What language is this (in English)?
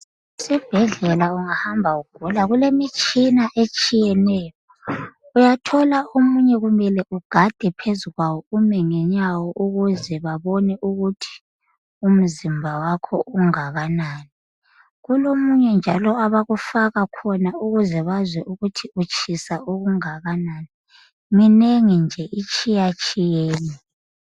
North Ndebele